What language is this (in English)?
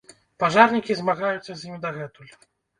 Belarusian